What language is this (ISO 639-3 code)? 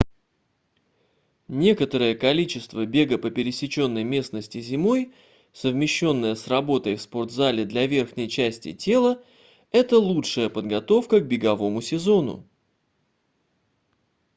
rus